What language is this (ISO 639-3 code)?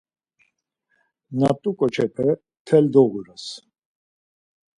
lzz